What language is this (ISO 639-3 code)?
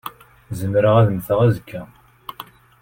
kab